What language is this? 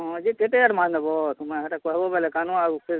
Odia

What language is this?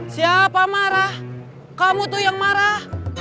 Indonesian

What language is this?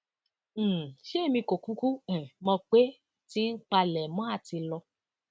Yoruba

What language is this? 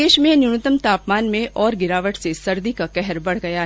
Hindi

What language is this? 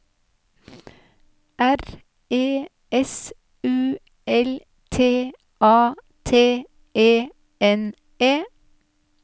Norwegian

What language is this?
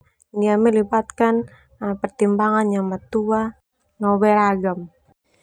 Termanu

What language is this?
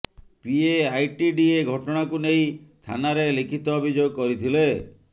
Odia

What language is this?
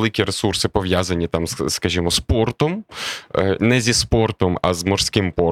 Ukrainian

